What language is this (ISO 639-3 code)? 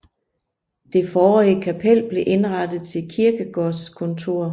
dan